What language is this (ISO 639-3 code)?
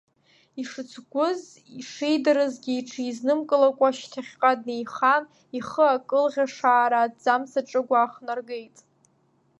abk